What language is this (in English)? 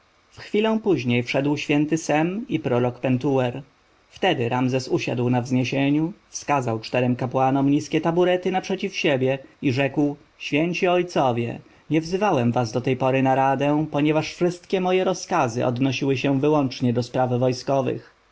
Polish